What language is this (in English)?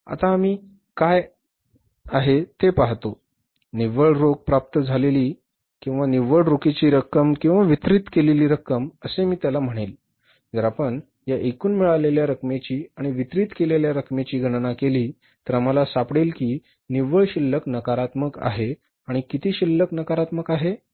Marathi